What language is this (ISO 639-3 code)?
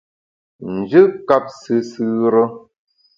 bax